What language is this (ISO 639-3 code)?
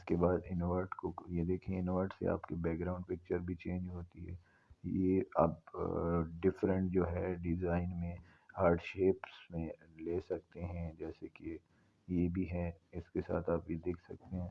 urd